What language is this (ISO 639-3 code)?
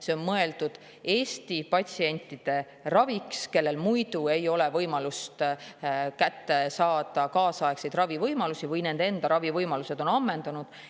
est